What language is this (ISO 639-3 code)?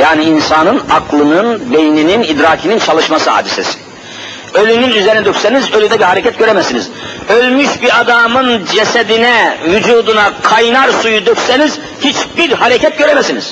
tur